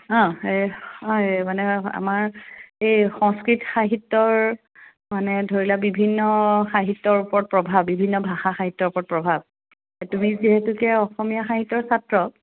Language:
Assamese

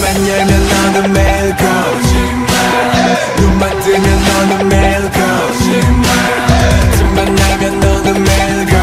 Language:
Korean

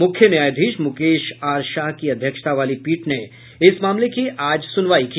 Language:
Hindi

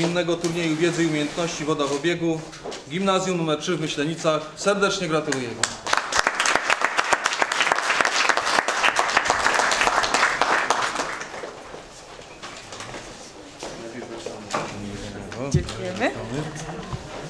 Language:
Polish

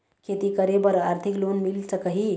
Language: Chhattisgarhi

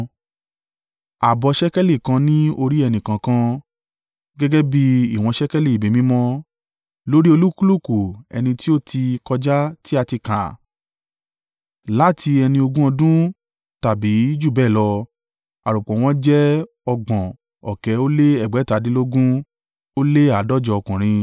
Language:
Yoruba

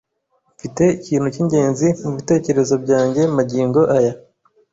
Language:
Kinyarwanda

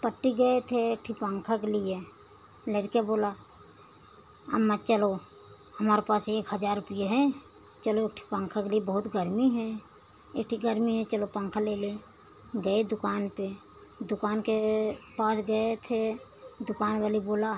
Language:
Hindi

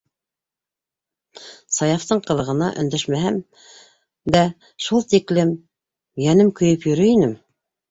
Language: Bashkir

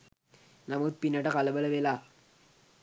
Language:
Sinhala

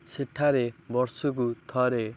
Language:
Odia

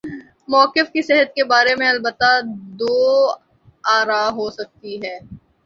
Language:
Urdu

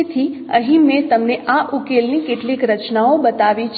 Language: Gujarati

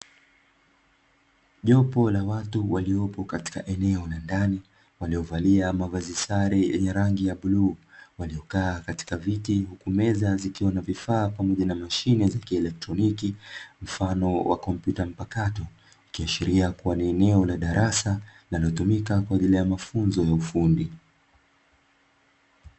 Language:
Swahili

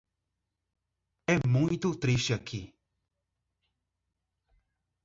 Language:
Portuguese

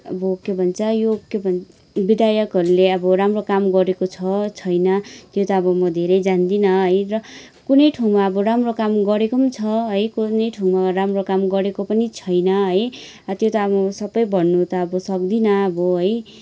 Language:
Nepali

